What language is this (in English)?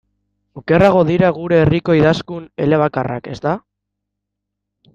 Basque